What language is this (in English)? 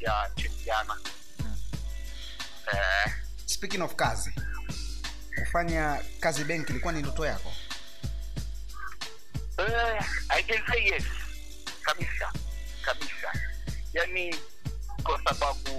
Swahili